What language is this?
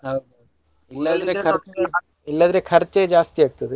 Kannada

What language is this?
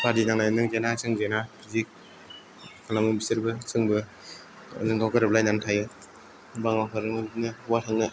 Bodo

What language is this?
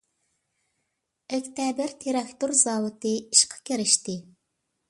Uyghur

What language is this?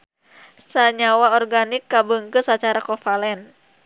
Sundanese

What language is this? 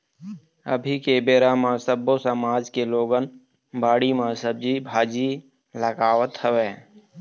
Chhattisgarhi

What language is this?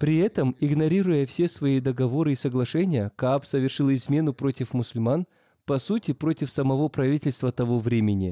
Russian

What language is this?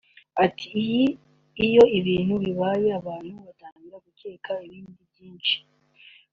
Kinyarwanda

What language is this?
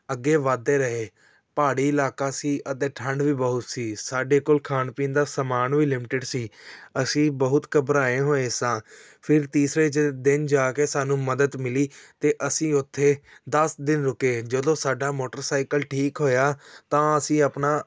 Punjabi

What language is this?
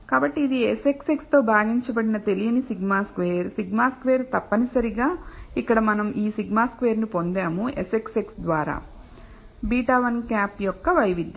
Telugu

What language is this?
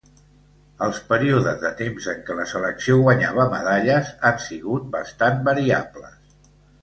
Catalan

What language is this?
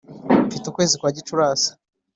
Kinyarwanda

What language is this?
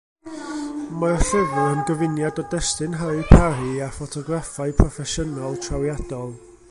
Welsh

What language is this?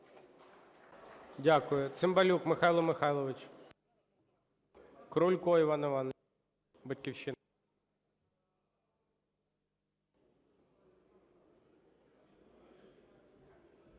Ukrainian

